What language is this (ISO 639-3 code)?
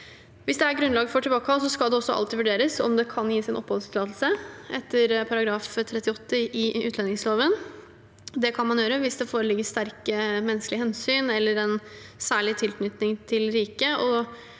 nor